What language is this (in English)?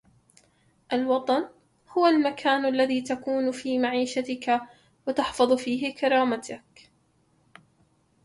Arabic